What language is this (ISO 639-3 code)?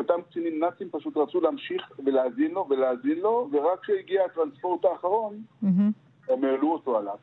heb